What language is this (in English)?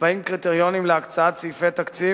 Hebrew